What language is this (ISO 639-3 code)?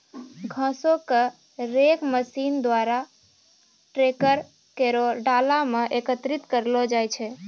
mai